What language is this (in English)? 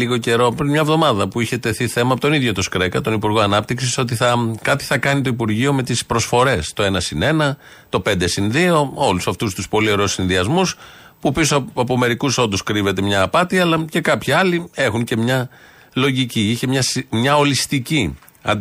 Greek